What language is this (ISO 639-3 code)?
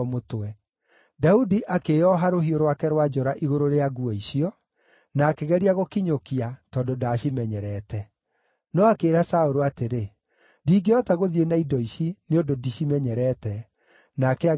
kik